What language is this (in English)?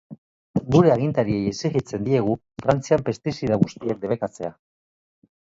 Basque